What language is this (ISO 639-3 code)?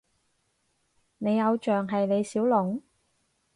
yue